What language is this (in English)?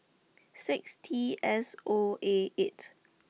English